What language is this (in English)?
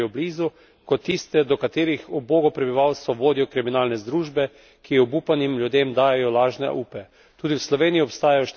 Slovenian